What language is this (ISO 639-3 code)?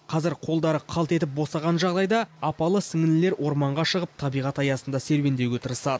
kaz